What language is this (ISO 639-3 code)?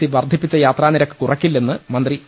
mal